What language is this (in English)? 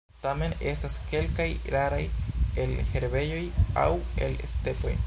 Esperanto